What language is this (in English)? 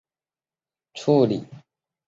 Chinese